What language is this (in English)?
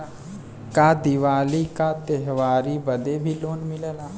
Bhojpuri